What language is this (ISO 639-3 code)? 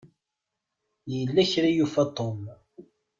kab